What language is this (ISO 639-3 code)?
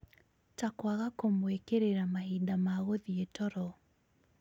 kik